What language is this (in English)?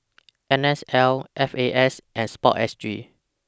English